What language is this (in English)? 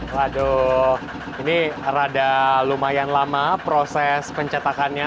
Indonesian